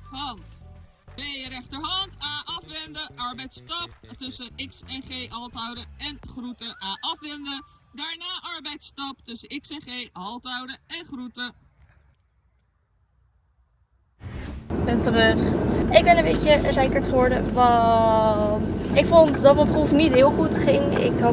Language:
Dutch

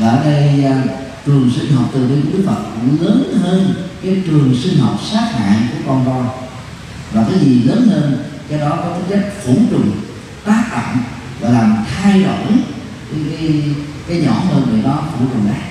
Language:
Vietnamese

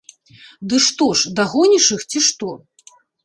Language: Belarusian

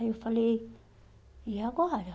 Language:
Portuguese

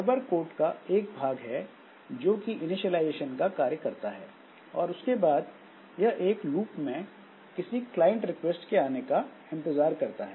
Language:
Hindi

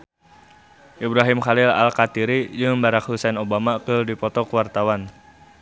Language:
Sundanese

